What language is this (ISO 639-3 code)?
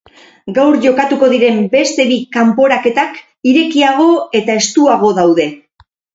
eus